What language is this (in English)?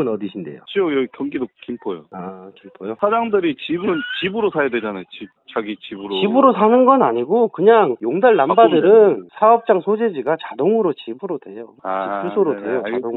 Korean